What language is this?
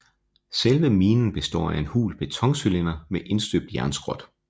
Danish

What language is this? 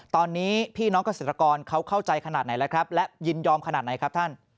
Thai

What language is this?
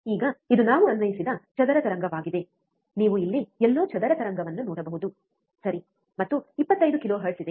Kannada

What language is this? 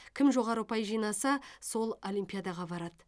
Kazakh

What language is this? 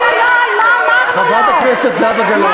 Hebrew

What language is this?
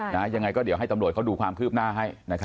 Thai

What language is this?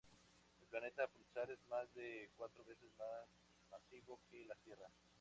Spanish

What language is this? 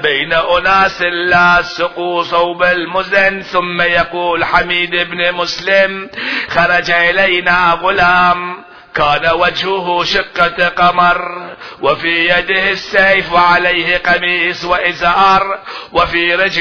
Arabic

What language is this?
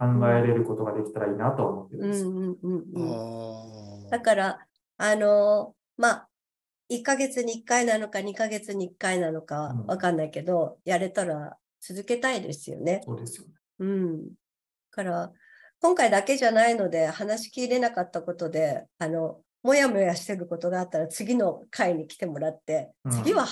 Japanese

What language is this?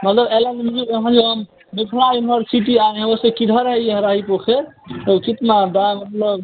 Hindi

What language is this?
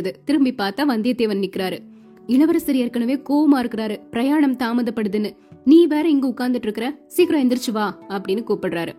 Tamil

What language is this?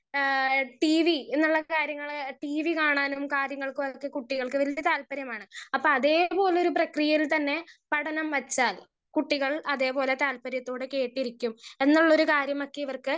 Malayalam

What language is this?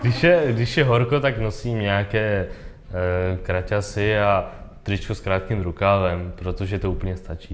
Czech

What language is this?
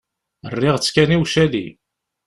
Kabyle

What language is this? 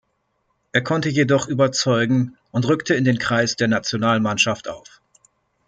German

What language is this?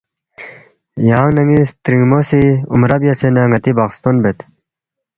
Balti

